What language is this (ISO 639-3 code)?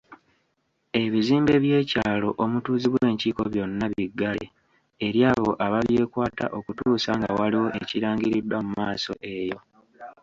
lug